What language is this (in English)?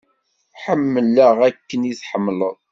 Kabyle